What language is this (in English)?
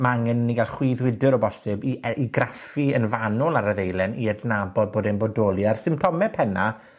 Welsh